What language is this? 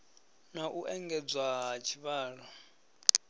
Venda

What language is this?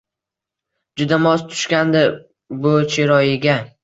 Uzbek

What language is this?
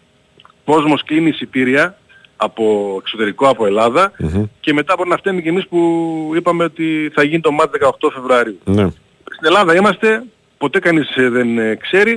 Greek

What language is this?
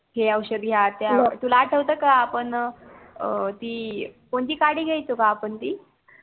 Marathi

